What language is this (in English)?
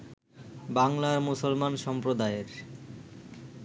Bangla